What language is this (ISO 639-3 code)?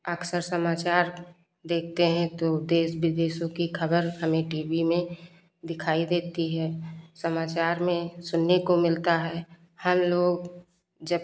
hin